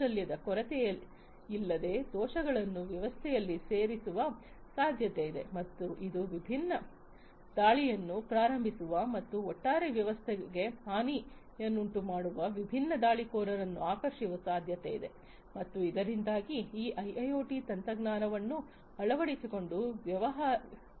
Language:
Kannada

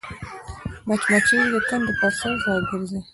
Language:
Pashto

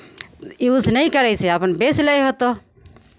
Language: Maithili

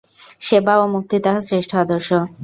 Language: Bangla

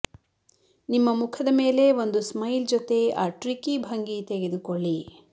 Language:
Kannada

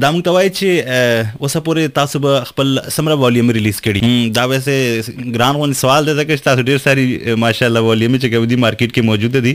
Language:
Urdu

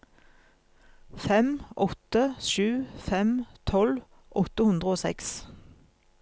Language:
Norwegian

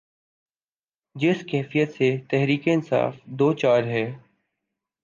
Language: Urdu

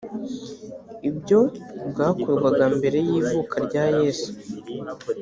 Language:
Kinyarwanda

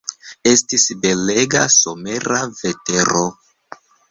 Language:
Esperanto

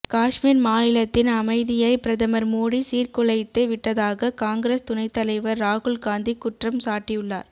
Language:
Tamil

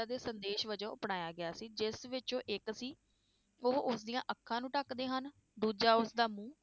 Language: Punjabi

